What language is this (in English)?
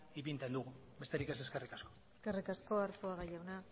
Basque